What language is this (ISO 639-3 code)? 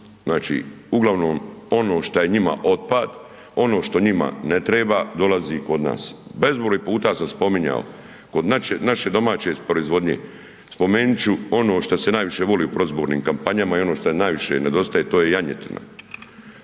hrv